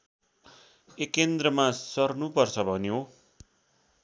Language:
Nepali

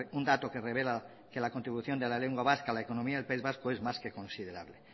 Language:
Spanish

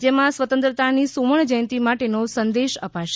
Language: Gujarati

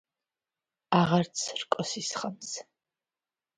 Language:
Georgian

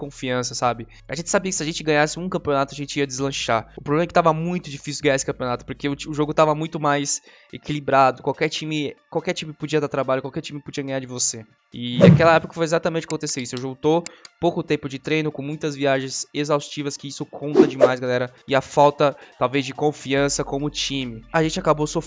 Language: Portuguese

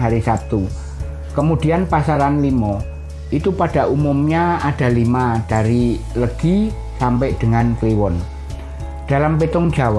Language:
Indonesian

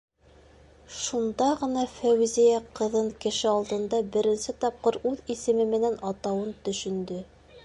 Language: Bashkir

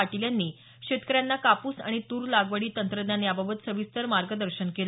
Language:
Marathi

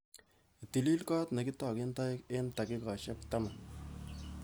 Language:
Kalenjin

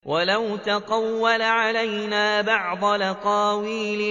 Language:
Arabic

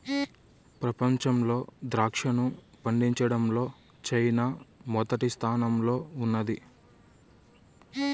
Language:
Telugu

